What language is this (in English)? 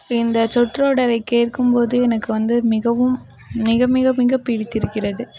Tamil